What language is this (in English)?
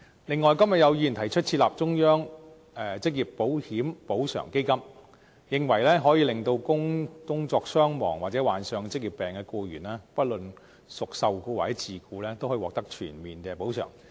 Cantonese